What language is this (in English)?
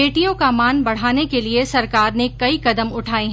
Hindi